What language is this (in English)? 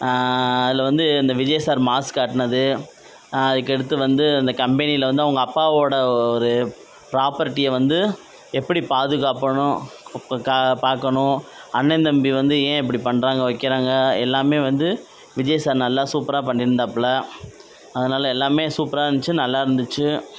Tamil